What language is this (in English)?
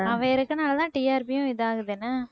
Tamil